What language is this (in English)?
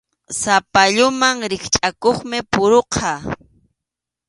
Arequipa-La Unión Quechua